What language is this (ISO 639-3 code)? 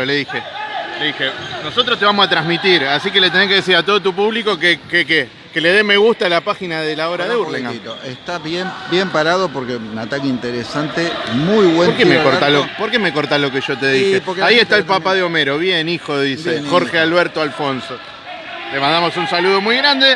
spa